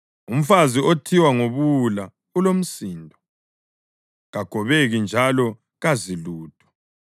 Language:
North Ndebele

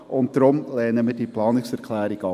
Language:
Swiss German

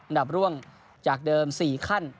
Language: Thai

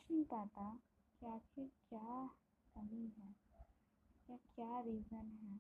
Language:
Hindi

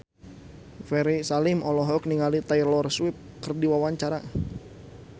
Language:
Sundanese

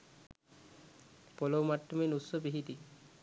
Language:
Sinhala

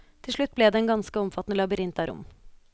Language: Norwegian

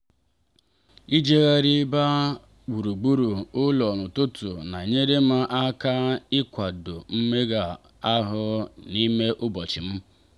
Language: Igbo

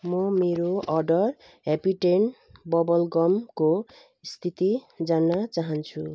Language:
Nepali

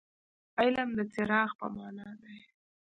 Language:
Pashto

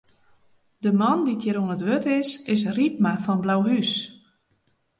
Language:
Western Frisian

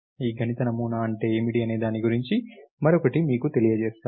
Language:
Telugu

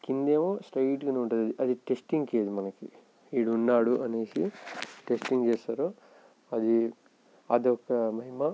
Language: Telugu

